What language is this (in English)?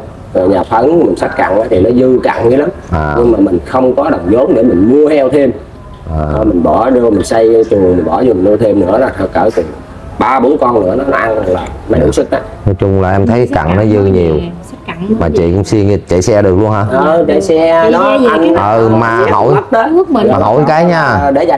Vietnamese